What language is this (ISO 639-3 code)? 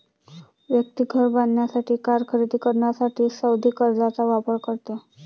mar